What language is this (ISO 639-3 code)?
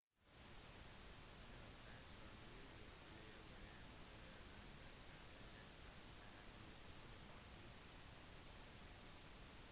nob